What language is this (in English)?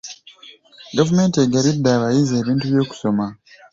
Ganda